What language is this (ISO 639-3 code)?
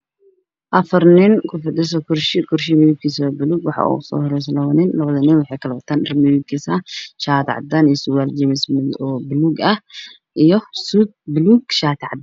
som